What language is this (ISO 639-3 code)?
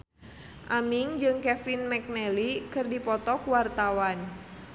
sun